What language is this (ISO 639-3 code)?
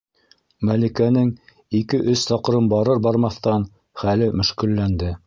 bak